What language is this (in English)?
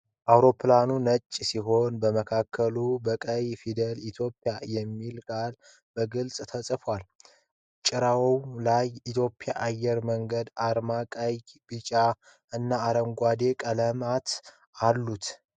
Amharic